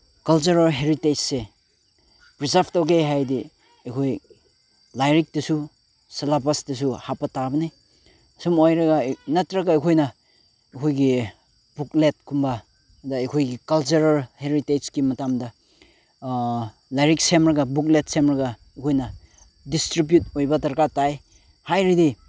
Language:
Manipuri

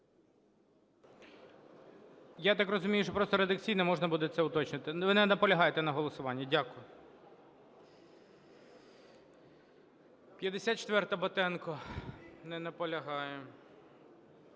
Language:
Ukrainian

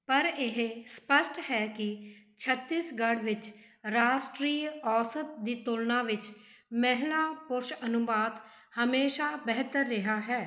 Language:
Punjabi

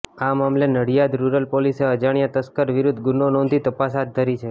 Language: Gujarati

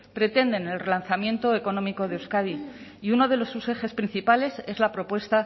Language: Spanish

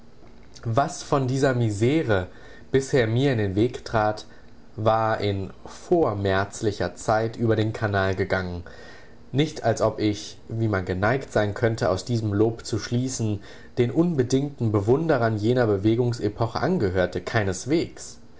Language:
German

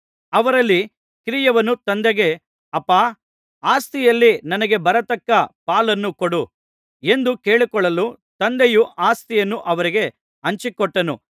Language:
Kannada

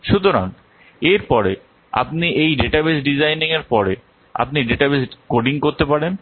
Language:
Bangla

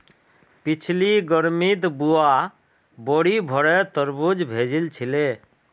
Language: Magahi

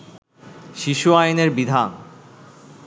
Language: Bangla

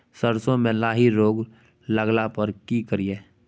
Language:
Maithili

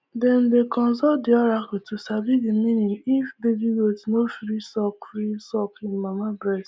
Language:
Nigerian Pidgin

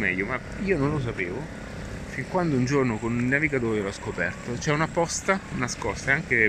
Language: Italian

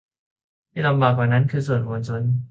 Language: Thai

